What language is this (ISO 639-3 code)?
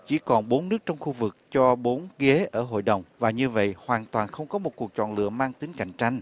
vie